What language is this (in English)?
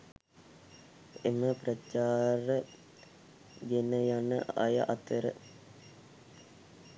Sinhala